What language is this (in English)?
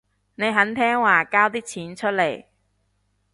Cantonese